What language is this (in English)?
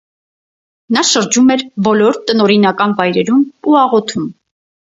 Armenian